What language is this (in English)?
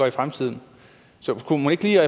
Danish